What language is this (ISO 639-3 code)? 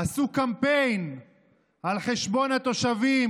heb